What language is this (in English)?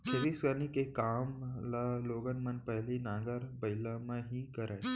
Chhattisgarhi